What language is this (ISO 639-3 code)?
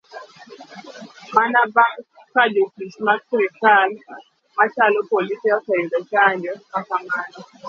luo